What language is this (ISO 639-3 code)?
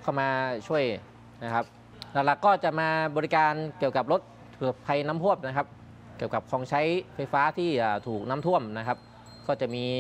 tha